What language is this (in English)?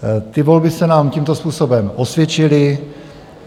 Czech